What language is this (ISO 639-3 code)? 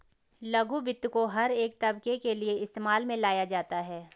hin